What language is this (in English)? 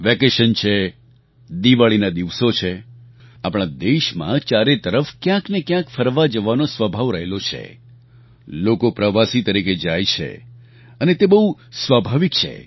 Gujarati